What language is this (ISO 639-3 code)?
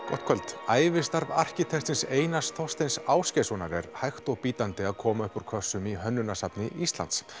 isl